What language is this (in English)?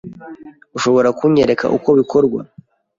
Kinyarwanda